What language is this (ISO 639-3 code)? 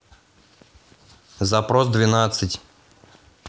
rus